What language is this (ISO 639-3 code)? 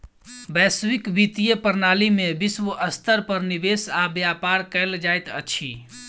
mai